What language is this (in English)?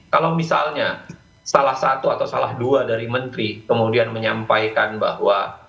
Indonesian